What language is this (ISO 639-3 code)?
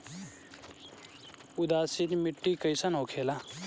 bho